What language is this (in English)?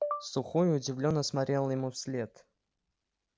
Russian